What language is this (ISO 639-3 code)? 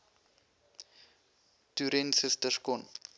afr